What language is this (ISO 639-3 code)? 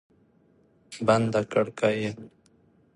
pus